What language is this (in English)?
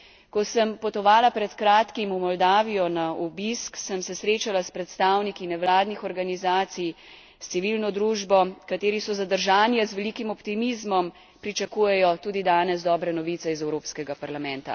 Slovenian